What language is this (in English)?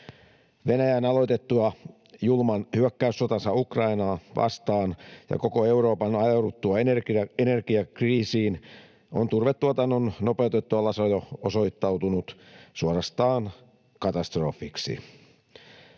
Finnish